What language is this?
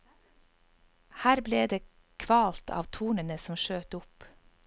Norwegian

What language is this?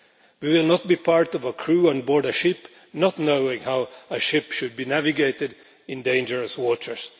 English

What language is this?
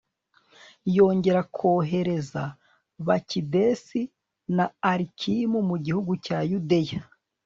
Kinyarwanda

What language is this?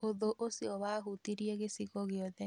Kikuyu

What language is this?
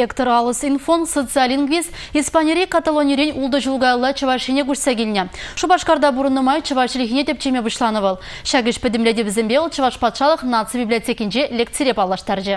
Lithuanian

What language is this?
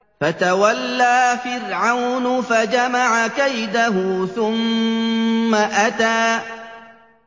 Arabic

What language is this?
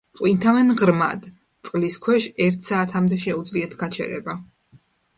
Georgian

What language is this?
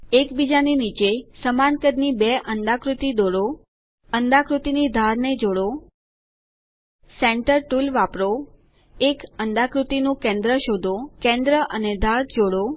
Gujarati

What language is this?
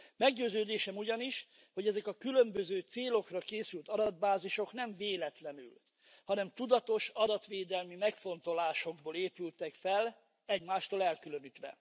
Hungarian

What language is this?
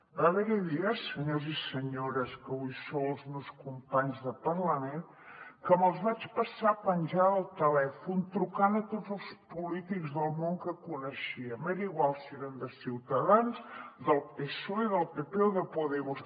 Catalan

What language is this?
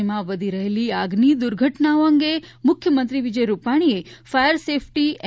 Gujarati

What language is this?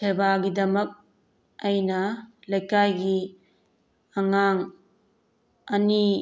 Manipuri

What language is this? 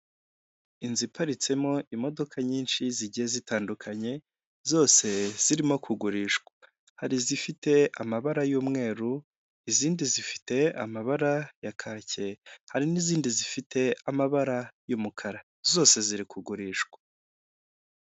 Kinyarwanda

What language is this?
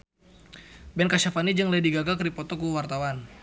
Sundanese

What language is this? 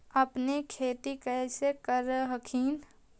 Magahi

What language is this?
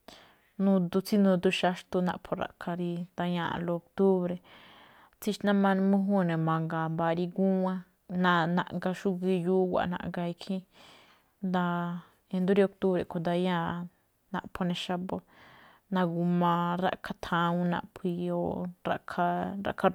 Malinaltepec Me'phaa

